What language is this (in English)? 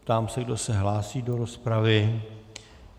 Czech